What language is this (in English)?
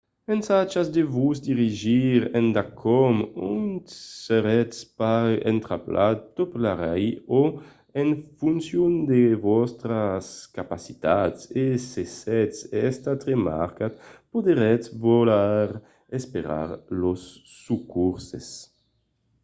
Occitan